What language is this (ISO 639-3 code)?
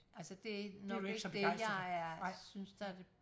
dan